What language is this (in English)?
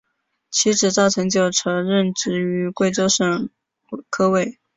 Chinese